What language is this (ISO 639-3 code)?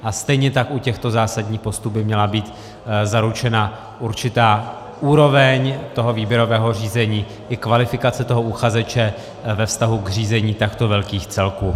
ces